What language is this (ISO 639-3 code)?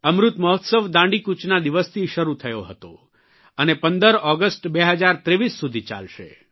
guj